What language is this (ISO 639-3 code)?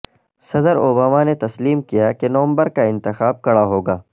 urd